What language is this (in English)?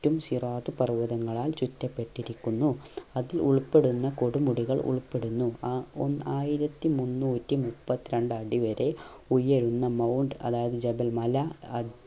Malayalam